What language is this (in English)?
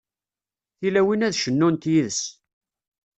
Kabyle